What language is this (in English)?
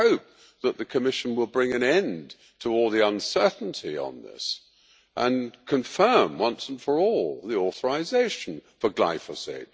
English